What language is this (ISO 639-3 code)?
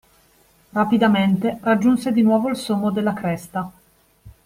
ita